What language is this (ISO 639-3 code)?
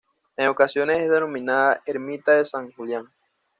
spa